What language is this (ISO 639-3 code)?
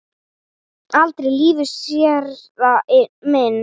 isl